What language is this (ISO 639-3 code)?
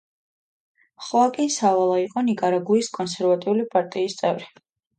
kat